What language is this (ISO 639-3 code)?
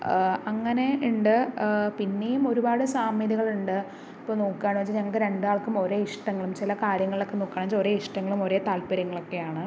mal